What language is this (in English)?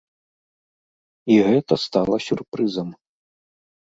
Belarusian